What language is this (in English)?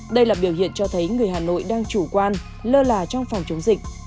Vietnamese